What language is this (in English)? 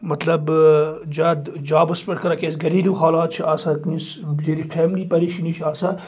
Kashmiri